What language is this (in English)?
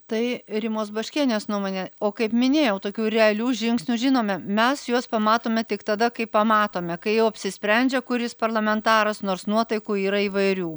Lithuanian